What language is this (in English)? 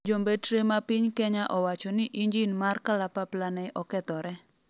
Luo (Kenya and Tanzania)